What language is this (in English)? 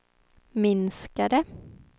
Swedish